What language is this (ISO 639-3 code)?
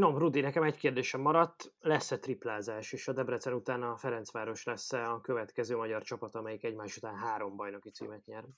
hun